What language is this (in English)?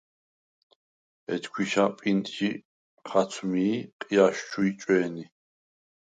Svan